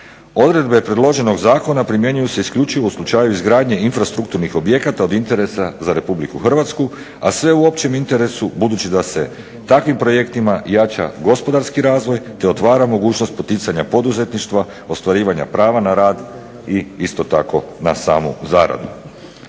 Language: Croatian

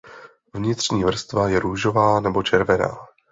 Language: Czech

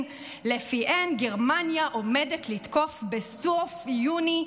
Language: Hebrew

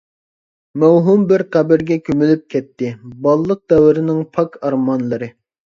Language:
Uyghur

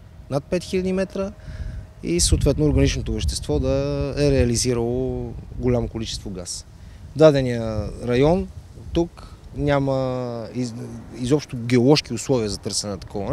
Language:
Bulgarian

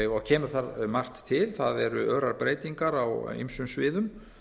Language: Icelandic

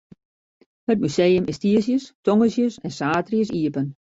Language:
Western Frisian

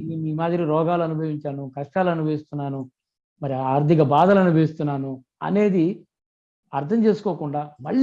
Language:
Telugu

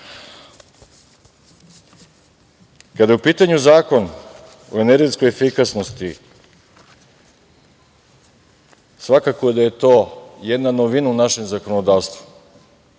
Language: Serbian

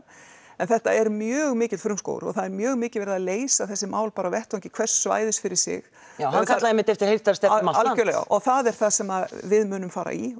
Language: Icelandic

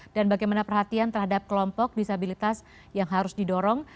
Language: Indonesian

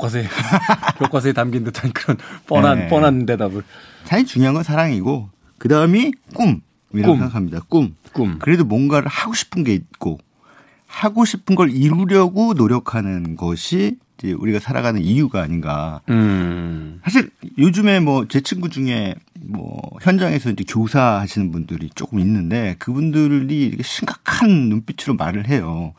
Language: Korean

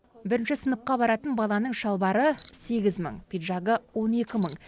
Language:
Kazakh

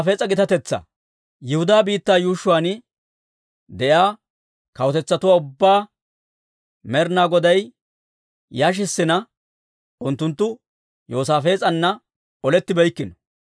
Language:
Dawro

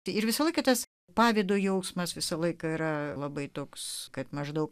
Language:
Lithuanian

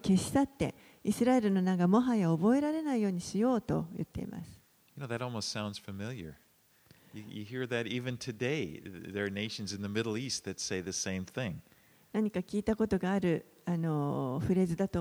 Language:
Japanese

